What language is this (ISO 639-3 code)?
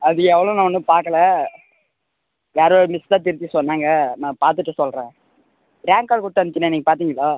tam